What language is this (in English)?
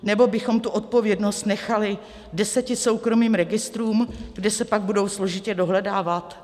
Czech